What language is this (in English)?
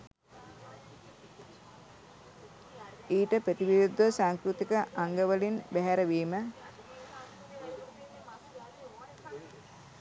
Sinhala